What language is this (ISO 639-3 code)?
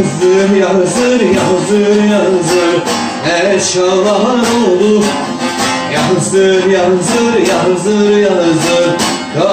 tur